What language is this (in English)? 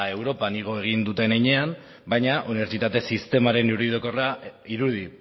Basque